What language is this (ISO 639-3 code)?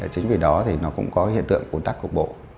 vie